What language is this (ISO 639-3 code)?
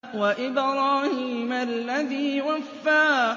ara